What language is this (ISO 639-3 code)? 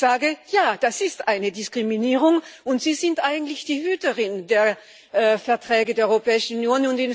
deu